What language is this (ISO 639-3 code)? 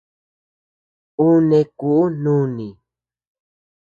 cux